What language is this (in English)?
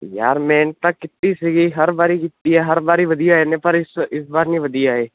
Punjabi